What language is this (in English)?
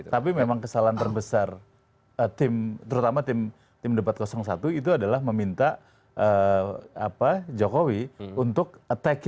Indonesian